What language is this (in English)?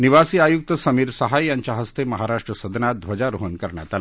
Marathi